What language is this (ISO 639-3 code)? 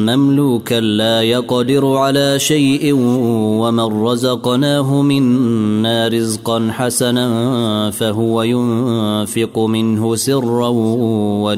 ara